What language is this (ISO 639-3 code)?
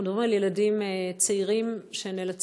heb